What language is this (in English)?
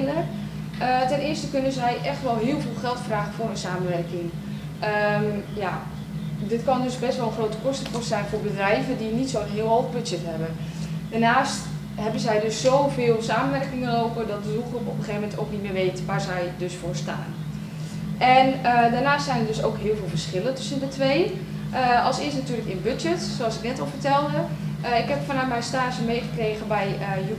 Dutch